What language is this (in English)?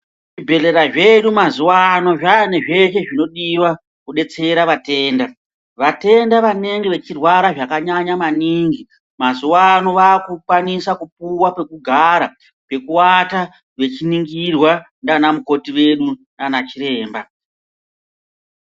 Ndau